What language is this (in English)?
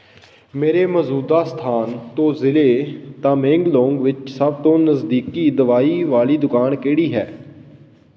Punjabi